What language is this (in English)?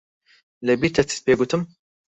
Central Kurdish